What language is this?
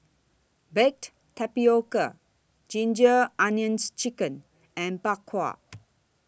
English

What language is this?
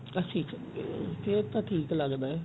Punjabi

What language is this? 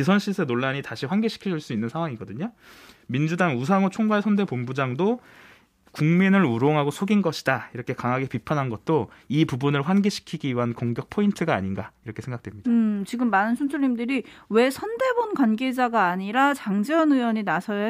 Korean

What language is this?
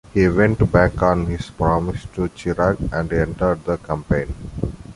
English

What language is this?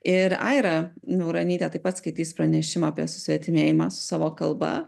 Lithuanian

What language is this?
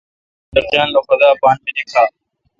Kalkoti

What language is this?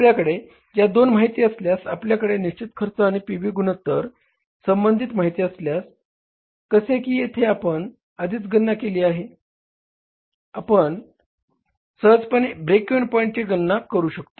Marathi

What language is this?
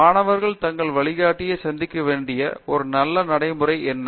Tamil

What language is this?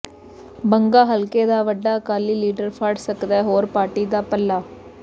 Punjabi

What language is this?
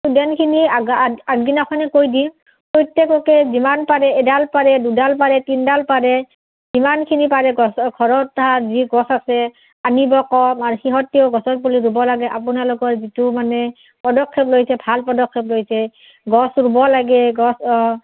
Assamese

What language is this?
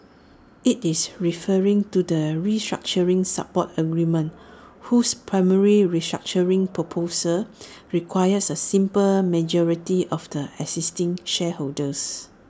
English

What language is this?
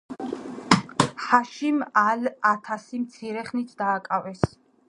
Georgian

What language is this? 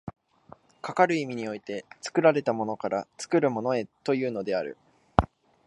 Japanese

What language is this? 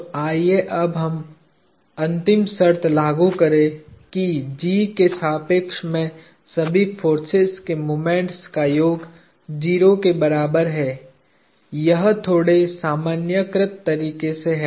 Hindi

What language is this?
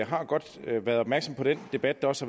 Danish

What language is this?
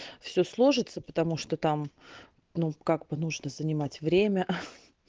Russian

